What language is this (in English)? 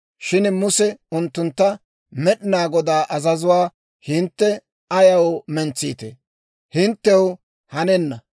Dawro